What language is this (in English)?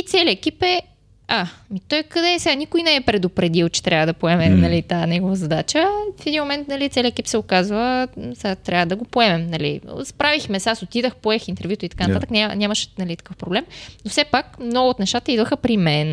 Bulgarian